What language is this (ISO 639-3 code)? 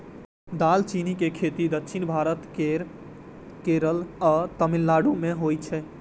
mai